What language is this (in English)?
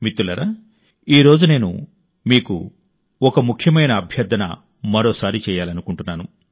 Telugu